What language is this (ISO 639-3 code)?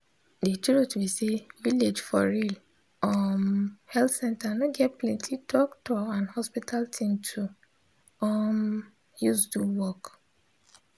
pcm